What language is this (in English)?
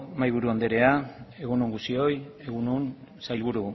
Basque